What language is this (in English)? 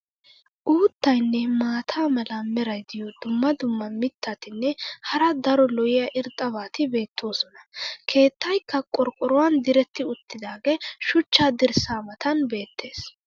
Wolaytta